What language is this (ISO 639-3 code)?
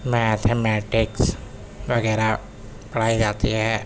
urd